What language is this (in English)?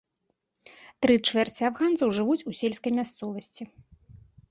Belarusian